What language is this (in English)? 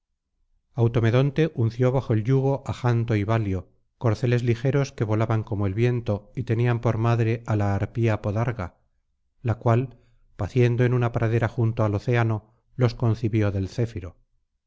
Spanish